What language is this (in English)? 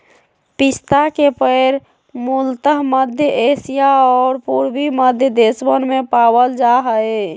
Magahi